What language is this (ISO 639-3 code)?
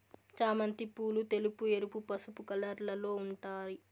tel